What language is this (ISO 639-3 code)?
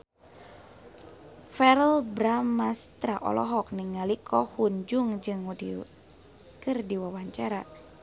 sun